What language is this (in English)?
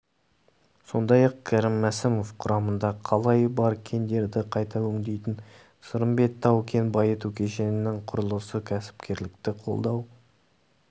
Kazakh